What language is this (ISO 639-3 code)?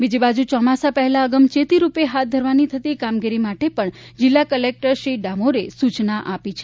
guj